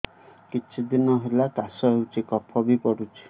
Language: Odia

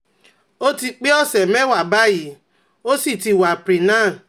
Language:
Yoruba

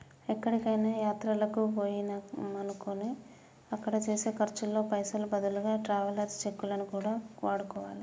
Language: Telugu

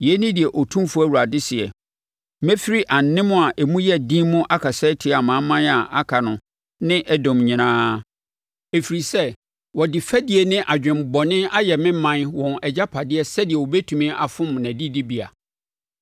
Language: Akan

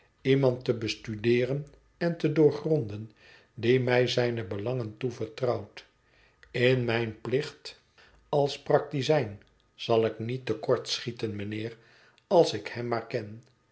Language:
Dutch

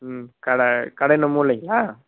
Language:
Tamil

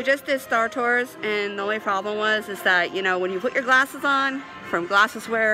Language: English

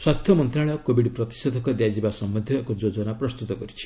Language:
Odia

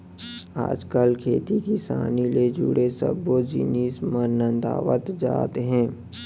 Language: Chhattisgarhi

